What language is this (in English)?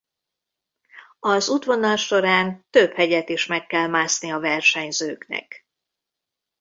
Hungarian